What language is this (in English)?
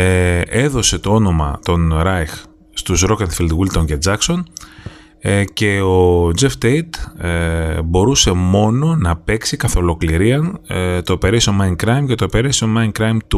Greek